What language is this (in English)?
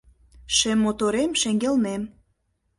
Mari